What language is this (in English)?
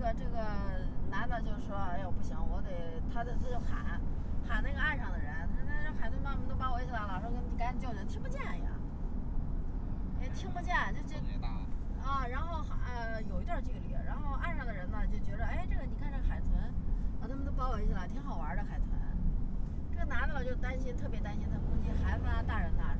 Chinese